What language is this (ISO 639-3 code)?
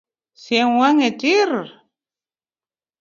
luo